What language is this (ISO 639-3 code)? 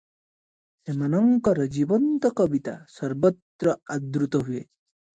ori